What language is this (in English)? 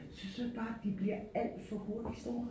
Danish